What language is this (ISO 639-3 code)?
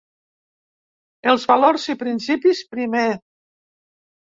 cat